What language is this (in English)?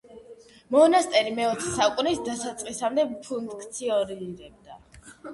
Georgian